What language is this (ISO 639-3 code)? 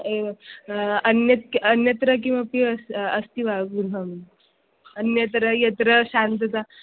san